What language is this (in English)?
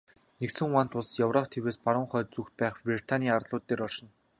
Mongolian